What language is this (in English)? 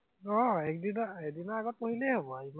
Assamese